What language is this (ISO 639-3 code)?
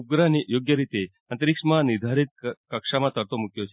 guj